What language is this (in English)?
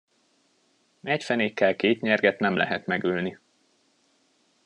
Hungarian